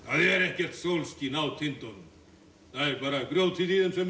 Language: Icelandic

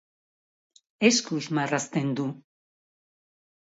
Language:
Basque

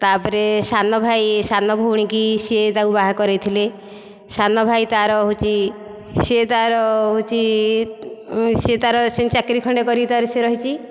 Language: Odia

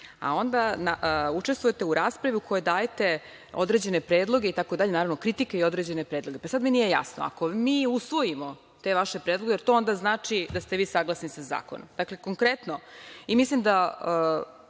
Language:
Serbian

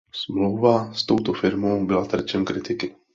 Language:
Czech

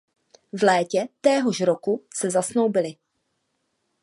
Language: Czech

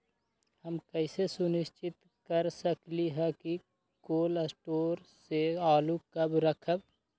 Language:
Magahi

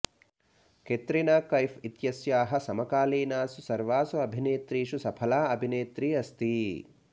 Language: Sanskrit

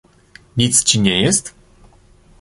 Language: Polish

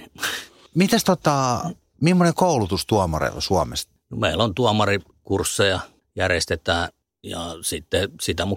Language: Finnish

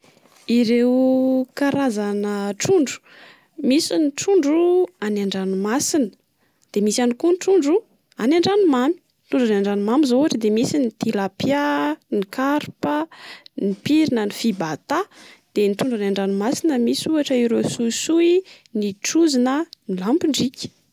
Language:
Malagasy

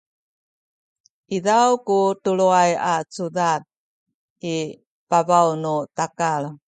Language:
Sakizaya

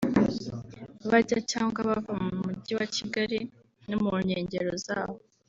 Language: Kinyarwanda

